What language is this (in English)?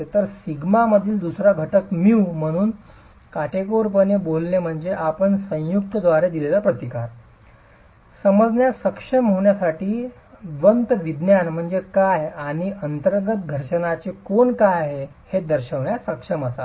Marathi